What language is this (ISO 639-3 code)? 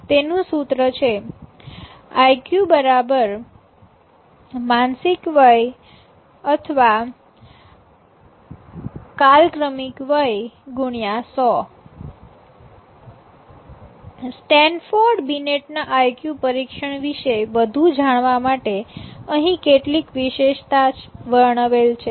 guj